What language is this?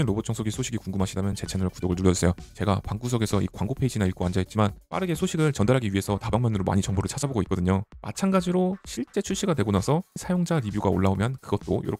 Korean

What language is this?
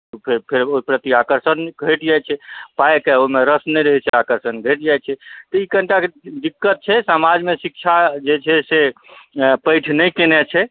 Maithili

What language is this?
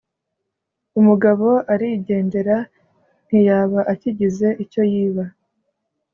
Kinyarwanda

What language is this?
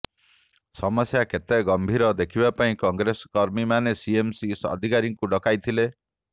Odia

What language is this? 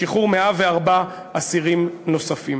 Hebrew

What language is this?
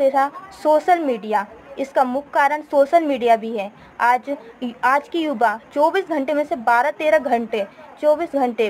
Hindi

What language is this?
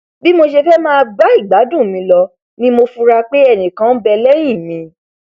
Yoruba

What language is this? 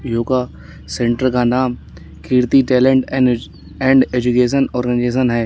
Hindi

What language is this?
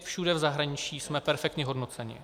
Czech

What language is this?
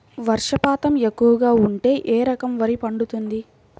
Telugu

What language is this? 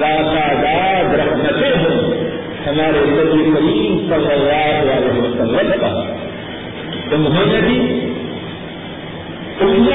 Urdu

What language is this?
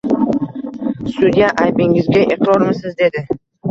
Uzbek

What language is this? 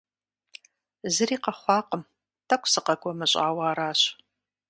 Kabardian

